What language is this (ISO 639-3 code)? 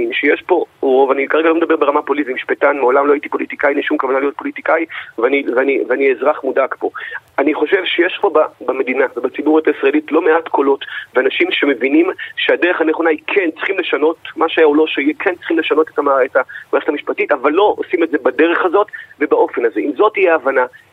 heb